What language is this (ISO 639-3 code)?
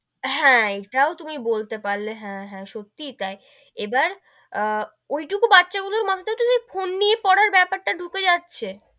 ben